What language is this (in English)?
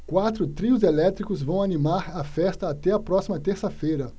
Portuguese